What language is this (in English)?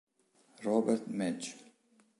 Italian